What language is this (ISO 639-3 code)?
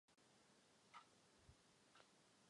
ces